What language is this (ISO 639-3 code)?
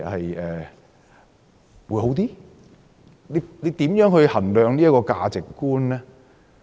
yue